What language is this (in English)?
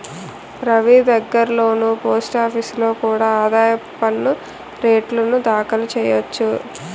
Telugu